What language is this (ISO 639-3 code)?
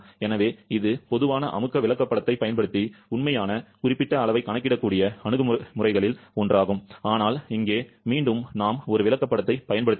tam